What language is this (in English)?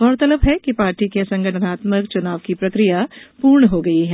Hindi